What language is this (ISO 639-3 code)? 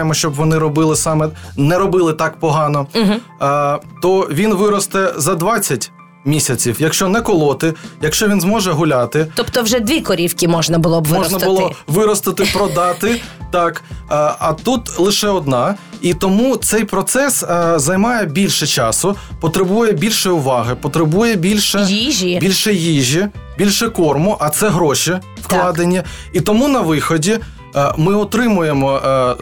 ukr